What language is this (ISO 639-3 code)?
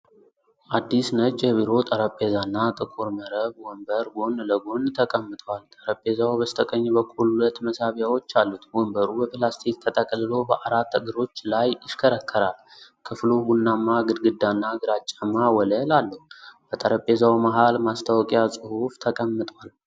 amh